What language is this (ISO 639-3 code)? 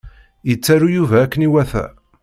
kab